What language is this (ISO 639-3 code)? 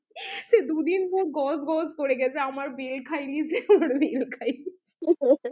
ben